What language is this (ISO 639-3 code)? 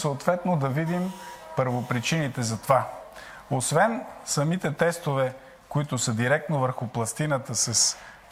bul